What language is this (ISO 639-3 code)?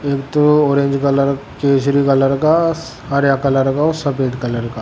raj